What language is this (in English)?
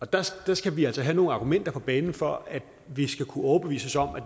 Danish